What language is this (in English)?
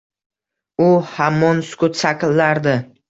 Uzbek